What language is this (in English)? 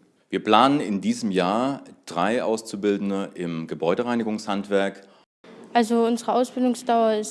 German